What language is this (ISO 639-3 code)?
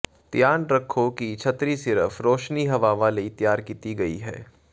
pan